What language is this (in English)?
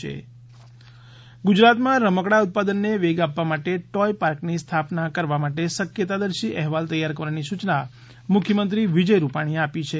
Gujarati